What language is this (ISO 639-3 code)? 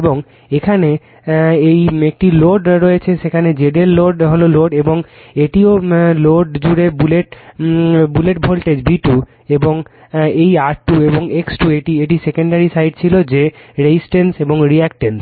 ben